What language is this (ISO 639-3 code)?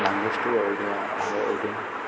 ori